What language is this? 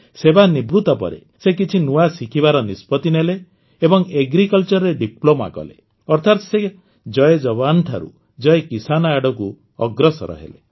Odia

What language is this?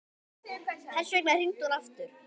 Icelandic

